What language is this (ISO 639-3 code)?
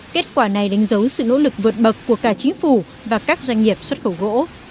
vie